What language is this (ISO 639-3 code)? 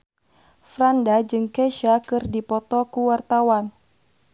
sun